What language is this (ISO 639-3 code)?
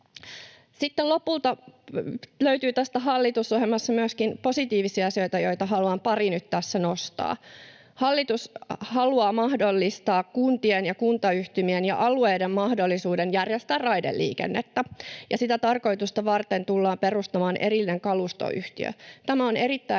fin